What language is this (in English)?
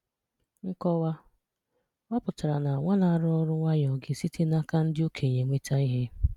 Igbo